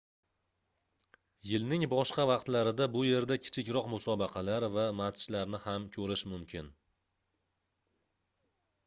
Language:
Uzbek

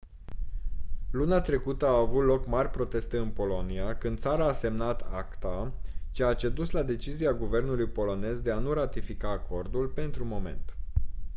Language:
Romanian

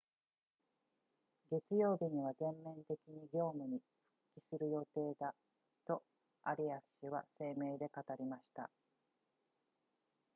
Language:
Japanese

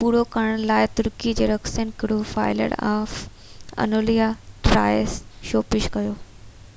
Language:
Sindhi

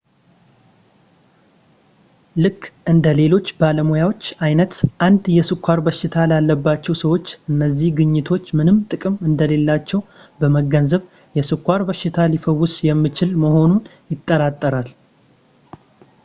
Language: Amharic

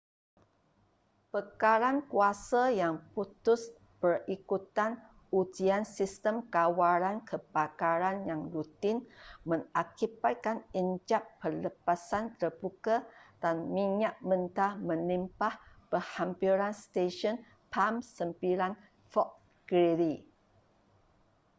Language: Malay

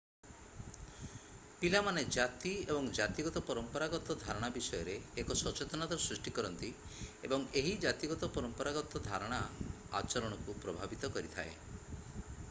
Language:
Odia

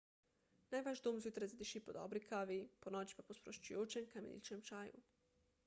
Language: Slovenian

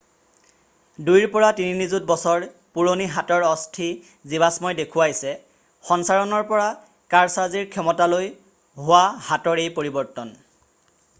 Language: Assamese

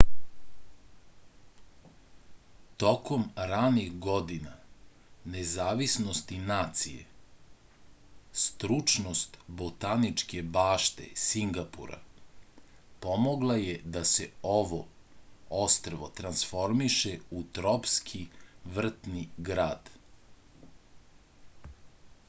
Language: Serbian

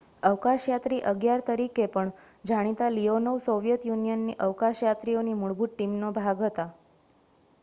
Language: Gujarati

